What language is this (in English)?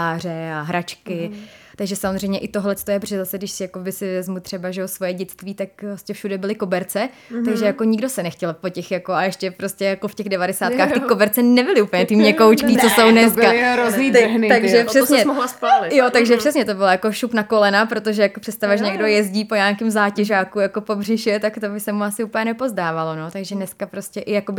Czech